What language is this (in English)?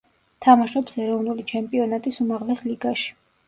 Georgian